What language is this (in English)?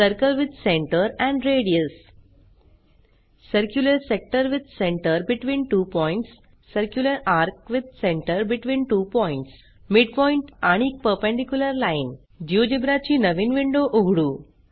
Marathi